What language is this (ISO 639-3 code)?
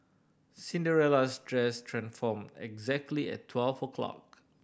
eng